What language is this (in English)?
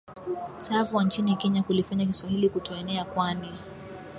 Swahili